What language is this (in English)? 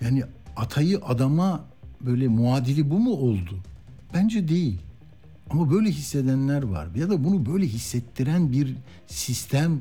Turkish